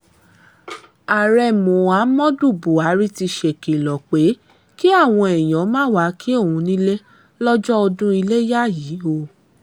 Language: Yoruba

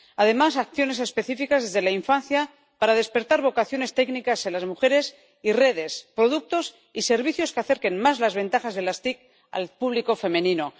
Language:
Spanish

